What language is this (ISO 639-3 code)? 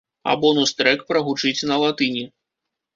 bel